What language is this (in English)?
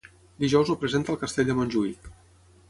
Catalan